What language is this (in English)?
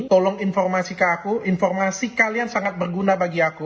Indonesian